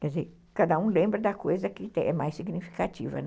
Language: Portuguese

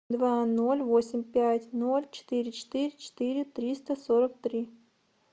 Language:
Russian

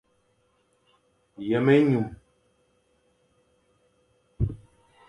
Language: Fang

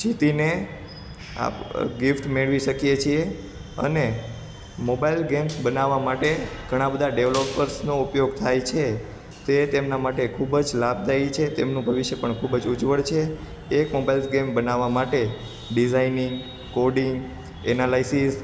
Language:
Gujarati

